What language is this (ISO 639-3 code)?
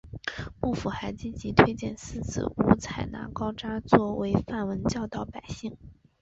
zho